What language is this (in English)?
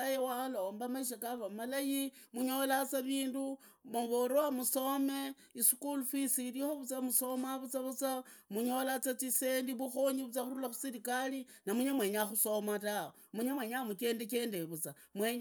Idakho-Isukha-Tiriki